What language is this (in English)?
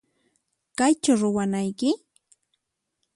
Puno Quechua